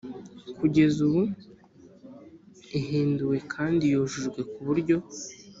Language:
Kinyarwanda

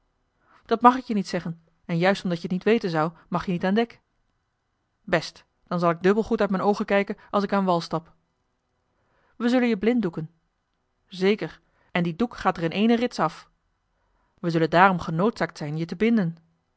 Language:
Dutch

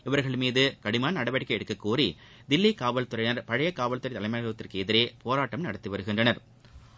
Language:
Tamil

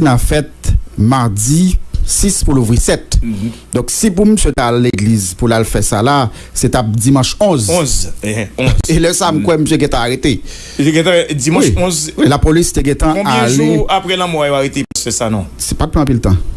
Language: French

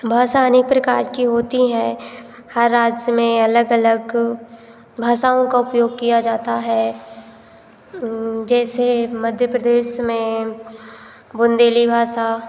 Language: Hindi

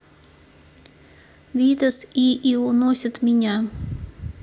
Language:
Russian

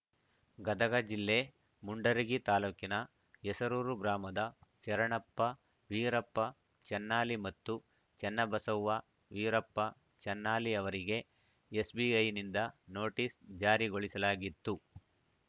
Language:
Kannada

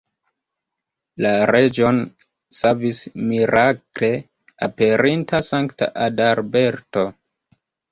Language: Esperanto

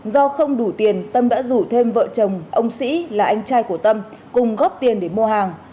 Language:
Vietnamese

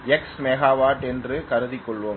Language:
Tamil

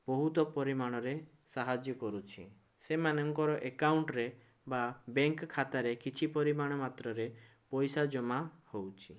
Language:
Odia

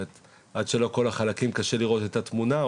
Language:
Hebrew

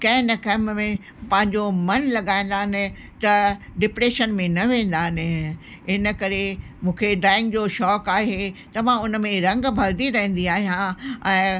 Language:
Sindhi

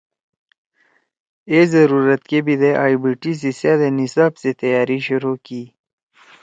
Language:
Torwali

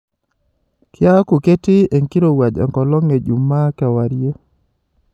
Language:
Masai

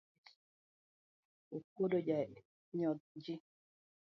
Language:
Luo (Kenya and Tanzania)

